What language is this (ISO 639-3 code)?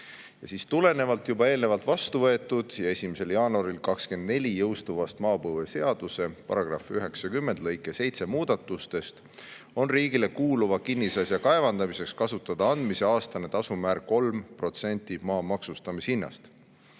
est